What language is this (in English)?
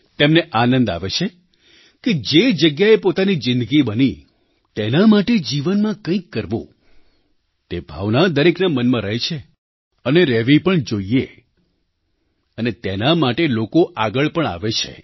Gujarati